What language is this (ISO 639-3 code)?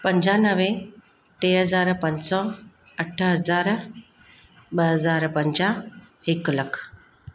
snd